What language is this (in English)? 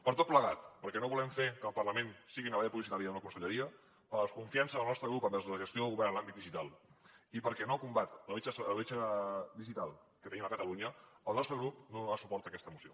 Catalan